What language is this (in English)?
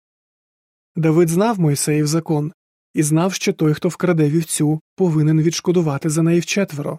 Ukrainian